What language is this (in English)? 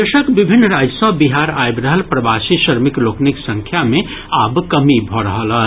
Maithili